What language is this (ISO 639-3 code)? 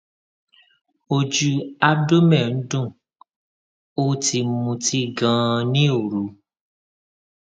yor